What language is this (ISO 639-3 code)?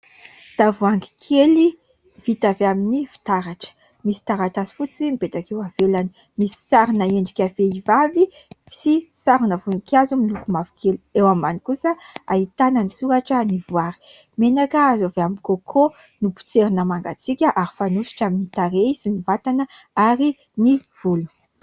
mlg